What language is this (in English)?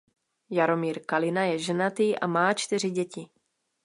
Czech